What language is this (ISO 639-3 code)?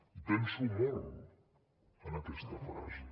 cat